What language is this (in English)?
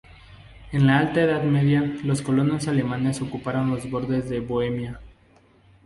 Spanish